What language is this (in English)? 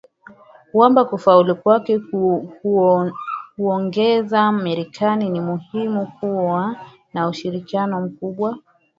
Swahili